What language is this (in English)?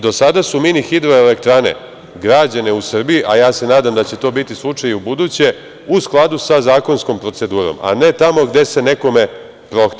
Serbian